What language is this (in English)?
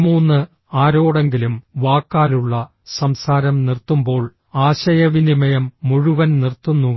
Malayalam